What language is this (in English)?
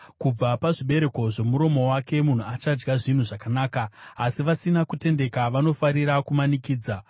Shona